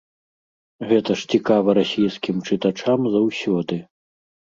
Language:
Belarusian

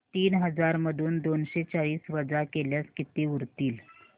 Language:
Marathi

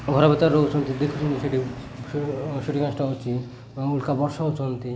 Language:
Odia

